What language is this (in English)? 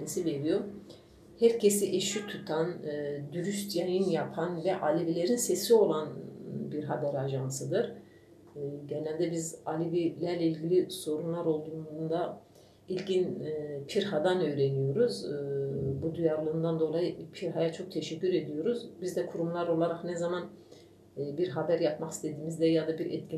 Turkish